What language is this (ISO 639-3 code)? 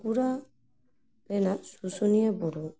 sat